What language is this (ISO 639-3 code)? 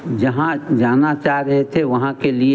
hin